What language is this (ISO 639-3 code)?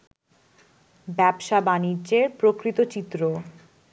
ben